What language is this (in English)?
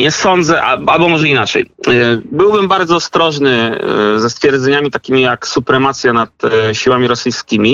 Polish